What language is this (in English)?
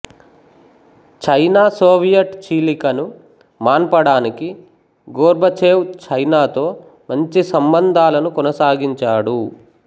Telugu